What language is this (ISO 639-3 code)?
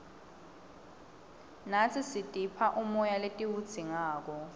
ssw